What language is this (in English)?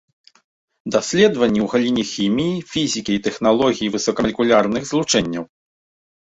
Belarusian